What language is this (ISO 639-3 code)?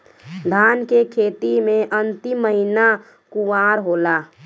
bho